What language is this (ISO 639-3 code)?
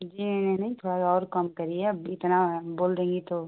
hin